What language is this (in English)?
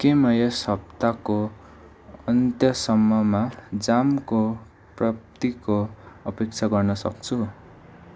Nepali